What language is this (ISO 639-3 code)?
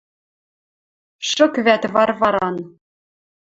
mrj